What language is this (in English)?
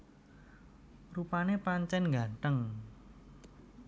Javanese